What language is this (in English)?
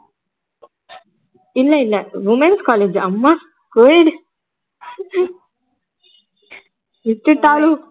Tamil